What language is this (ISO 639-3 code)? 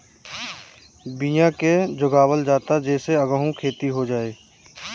bho